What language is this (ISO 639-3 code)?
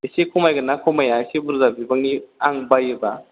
brx